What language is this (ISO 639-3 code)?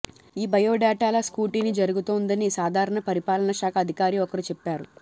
tel